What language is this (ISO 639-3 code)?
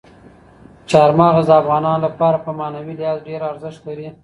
pus